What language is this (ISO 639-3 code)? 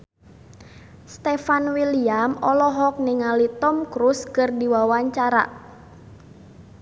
sun